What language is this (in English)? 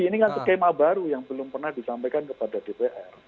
Indonesian